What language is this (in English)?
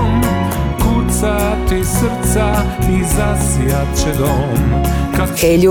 Croatian